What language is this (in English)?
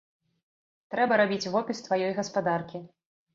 Belarusian